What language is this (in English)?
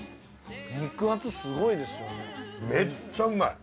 Japanese